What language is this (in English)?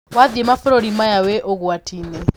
Kikuyu